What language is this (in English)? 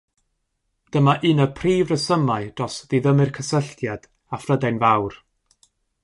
Welsh